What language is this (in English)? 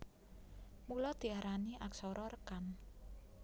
Javanese